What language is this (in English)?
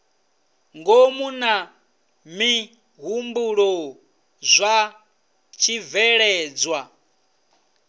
Venda